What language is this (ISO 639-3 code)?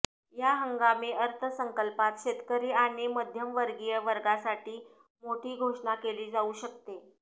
mar